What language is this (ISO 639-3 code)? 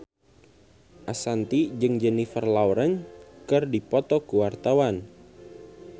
sun